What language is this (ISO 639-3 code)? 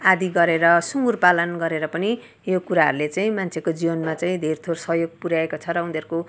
nep